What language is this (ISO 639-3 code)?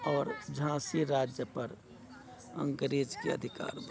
mai